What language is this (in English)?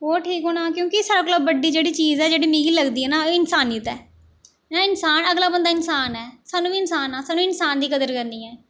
Dogri